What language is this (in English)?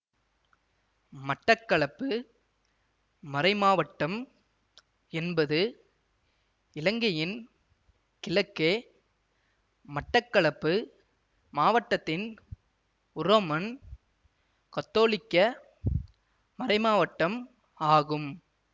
Tamil